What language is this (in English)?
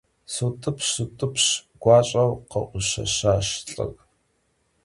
Kabardian